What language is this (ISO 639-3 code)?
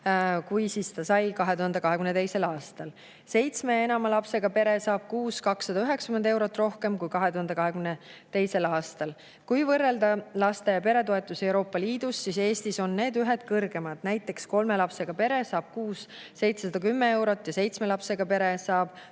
est